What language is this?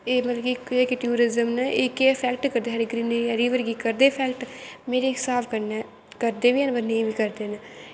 Dogri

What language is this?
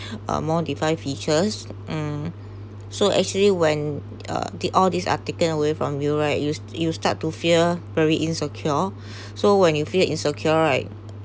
English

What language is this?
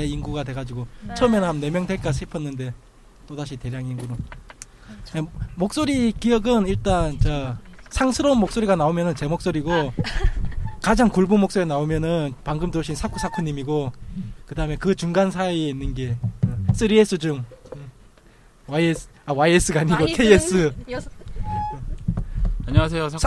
Korean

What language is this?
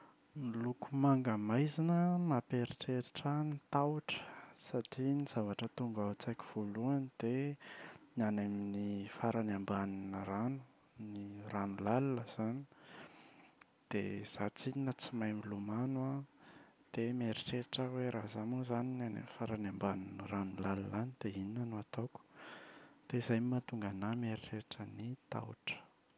Malagasy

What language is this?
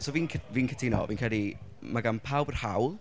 Welsh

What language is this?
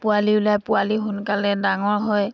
Assamese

